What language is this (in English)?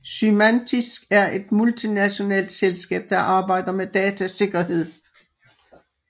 Danish